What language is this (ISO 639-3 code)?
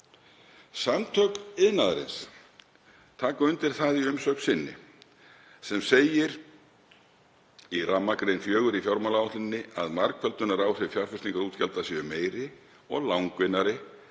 isl